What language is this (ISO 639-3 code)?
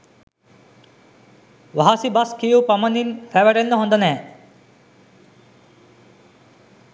sin